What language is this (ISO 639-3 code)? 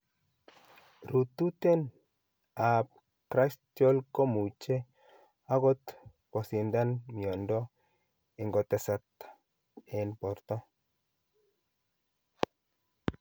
kln